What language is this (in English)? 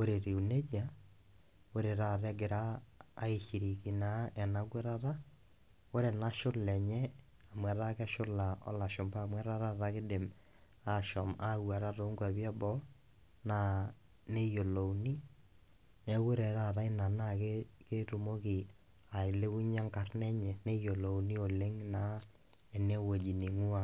Masai